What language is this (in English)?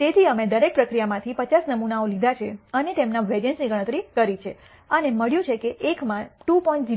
Gujarati